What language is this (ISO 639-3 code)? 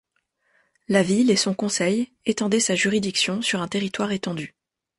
fra